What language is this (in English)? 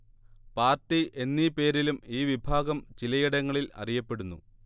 Malayalam